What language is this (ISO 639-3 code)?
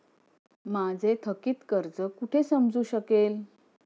mar